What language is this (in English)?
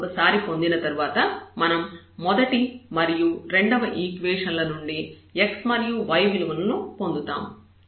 Telugu